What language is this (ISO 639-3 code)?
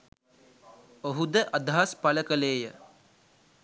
sin